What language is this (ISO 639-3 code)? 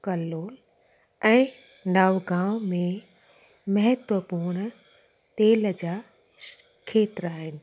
snd